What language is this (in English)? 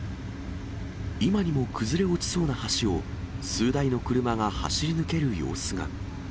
Japanese